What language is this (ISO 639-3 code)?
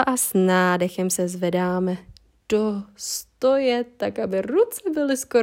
ces